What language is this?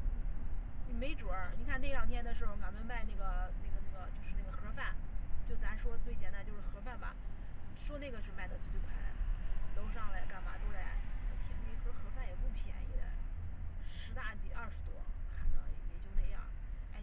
Chinese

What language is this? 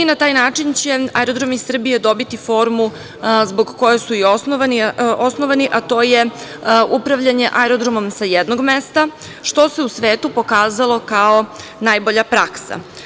Serbian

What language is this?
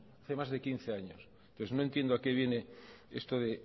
Spanish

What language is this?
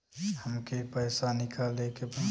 Bhojpuri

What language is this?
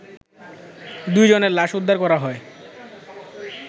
Bangla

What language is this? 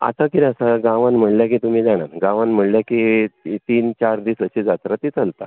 Konkani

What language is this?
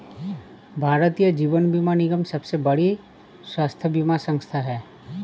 Hindi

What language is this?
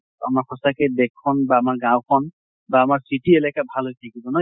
Assamese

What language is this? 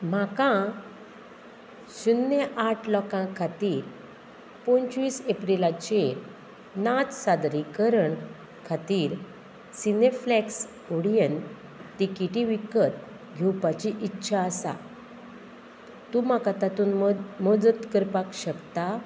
Konkani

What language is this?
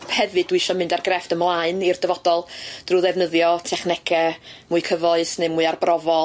Welsh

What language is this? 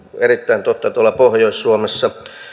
Finnish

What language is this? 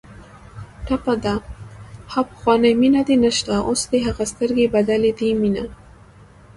Pashto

